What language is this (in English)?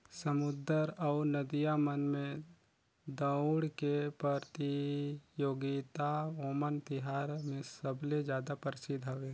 Chhattisgarhi